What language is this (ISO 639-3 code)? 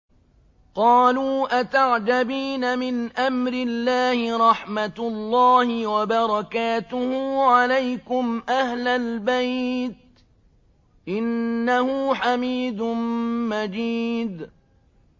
ara